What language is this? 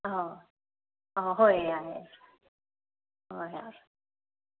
Manipuri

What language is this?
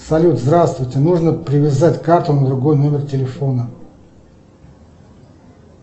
Russian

